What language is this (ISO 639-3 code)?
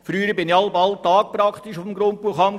gsw